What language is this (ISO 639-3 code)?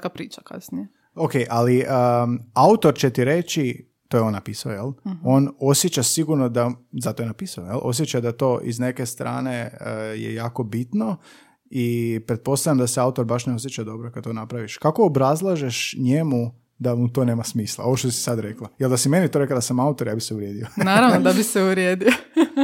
hrv